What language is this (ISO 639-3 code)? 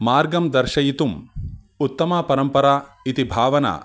san